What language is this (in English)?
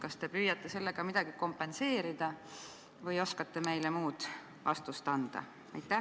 Estonian